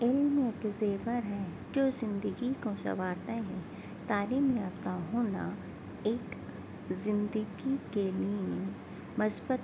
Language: Urdu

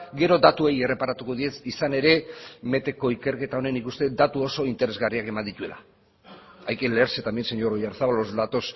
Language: Basque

